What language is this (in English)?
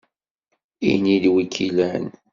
Kabyle